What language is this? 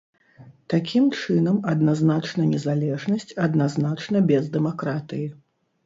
Belarusian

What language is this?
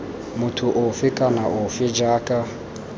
Tswana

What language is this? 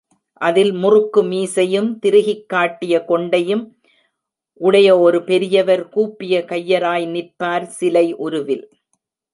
Tamil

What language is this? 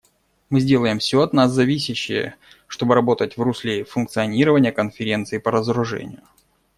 Russian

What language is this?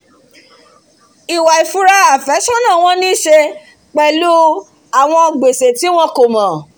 Yoruba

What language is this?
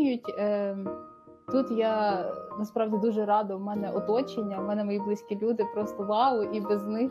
Ukrainian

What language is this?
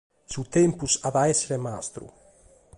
Sardinian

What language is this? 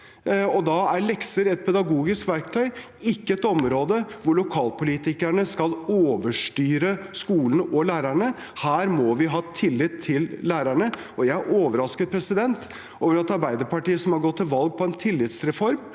Norwegian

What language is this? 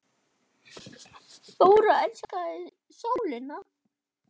Icelandic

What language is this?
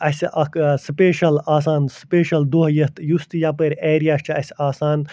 Kashmiri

